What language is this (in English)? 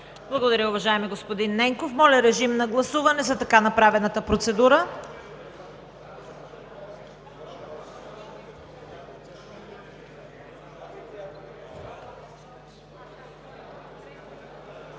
Bulgarian